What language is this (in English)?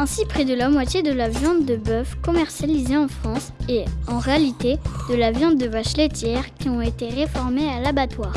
French